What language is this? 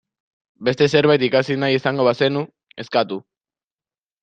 Basque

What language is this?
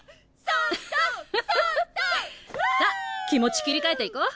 Japanese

